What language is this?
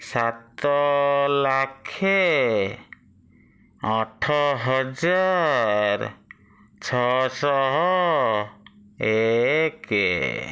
Odia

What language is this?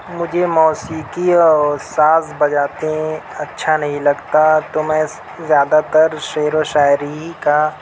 Urdu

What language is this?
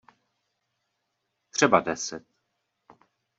Czech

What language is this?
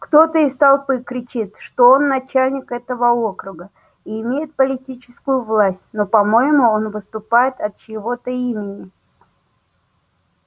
Russian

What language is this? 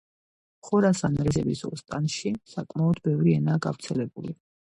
Georgian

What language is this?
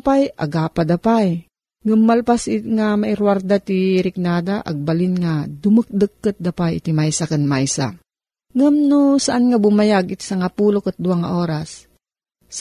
Filipino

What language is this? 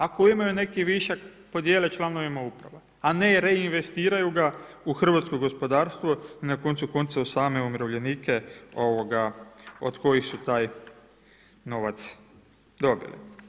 Croatian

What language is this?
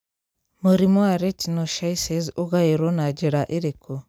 Kikuyu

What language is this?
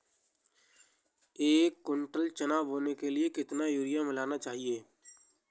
Hindi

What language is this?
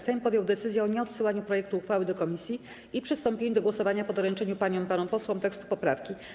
Polish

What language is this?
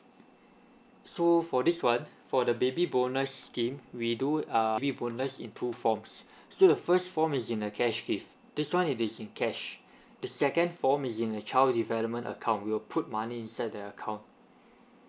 English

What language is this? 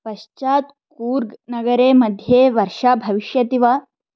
Sanskrit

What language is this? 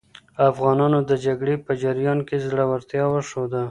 Pashto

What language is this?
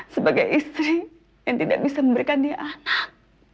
Indonesian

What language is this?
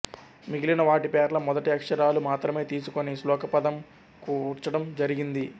Telugu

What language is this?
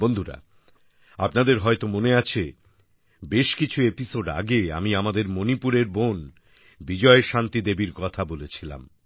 Bangla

